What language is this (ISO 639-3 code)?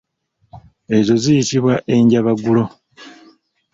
lug